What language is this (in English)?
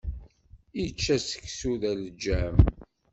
Kabyle